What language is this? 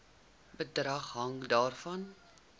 Afrikaans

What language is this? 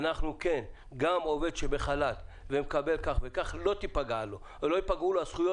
Hebrew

